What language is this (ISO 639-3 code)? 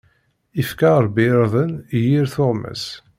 kab